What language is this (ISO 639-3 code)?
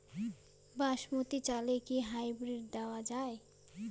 ben